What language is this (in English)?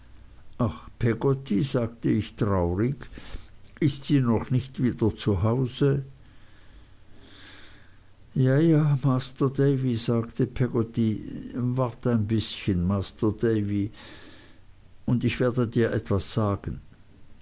German